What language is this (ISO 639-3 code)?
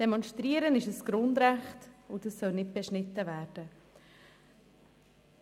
gsw